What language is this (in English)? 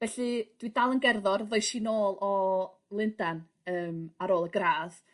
Welsh